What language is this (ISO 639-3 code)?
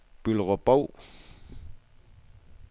dan